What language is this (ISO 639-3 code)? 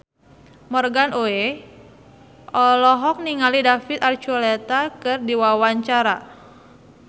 sun